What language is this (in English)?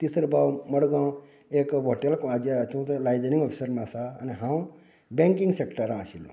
Konkani